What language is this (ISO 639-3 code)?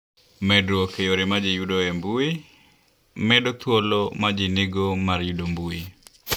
luo